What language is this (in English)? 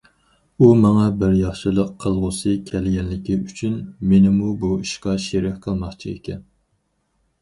Uyghur